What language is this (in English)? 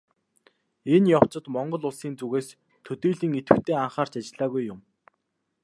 Mongolian